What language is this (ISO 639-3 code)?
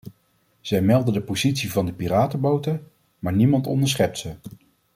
nld